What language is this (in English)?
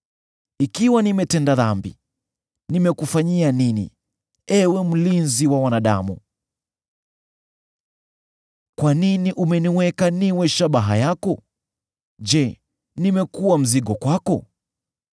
Swahili